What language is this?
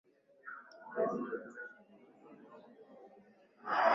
Swahili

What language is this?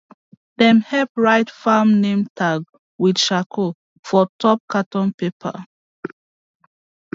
Nigerian Pidgin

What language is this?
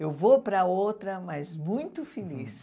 Portuguese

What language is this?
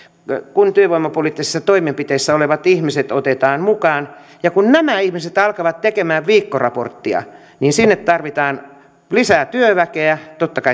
Finnish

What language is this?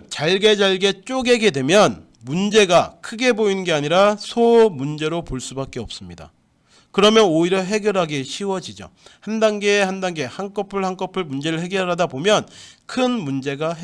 Korean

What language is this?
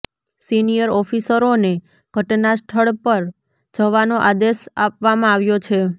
Gujarati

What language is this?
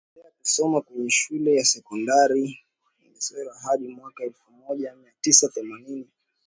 Swahili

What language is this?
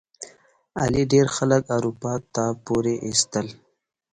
Pashto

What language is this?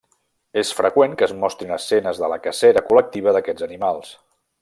Catalan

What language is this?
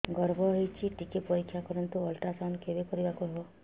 Odia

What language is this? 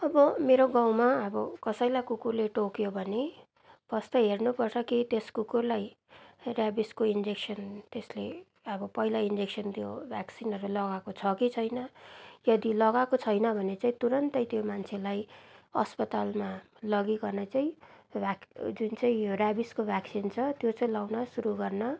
Nepali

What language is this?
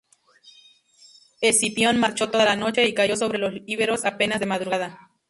Spanish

